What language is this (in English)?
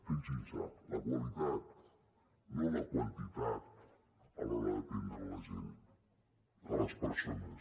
Catalan